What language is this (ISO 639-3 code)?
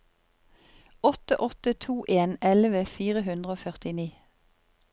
nor